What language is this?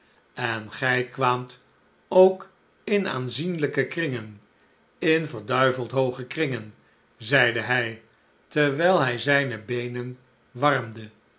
Dutch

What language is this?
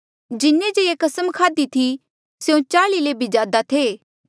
Mandeali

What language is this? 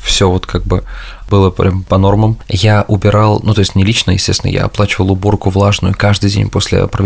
Russian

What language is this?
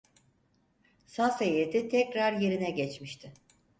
Turkish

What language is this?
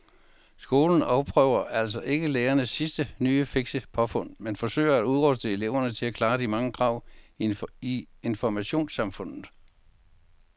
Danish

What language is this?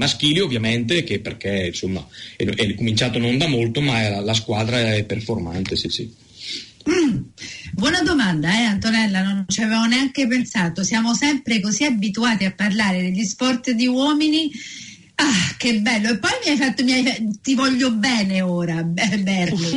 Italian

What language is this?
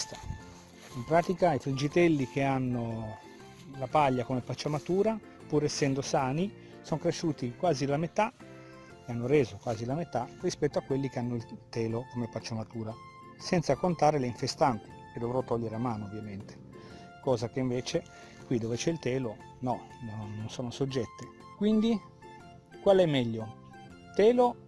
Italian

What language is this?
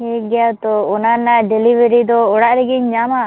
Santali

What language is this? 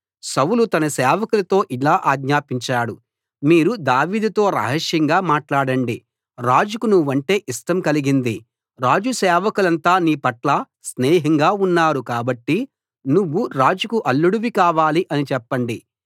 Telugu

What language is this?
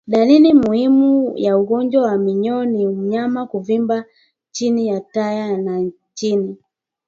Swahili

